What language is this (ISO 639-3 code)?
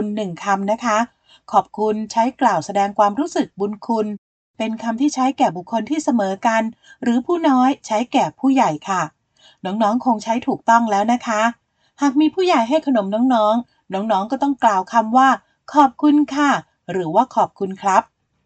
tha